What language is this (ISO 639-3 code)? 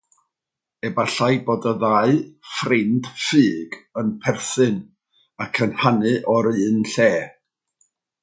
cym